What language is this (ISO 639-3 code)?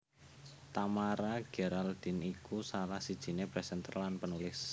jav